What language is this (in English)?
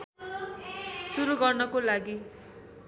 Nepali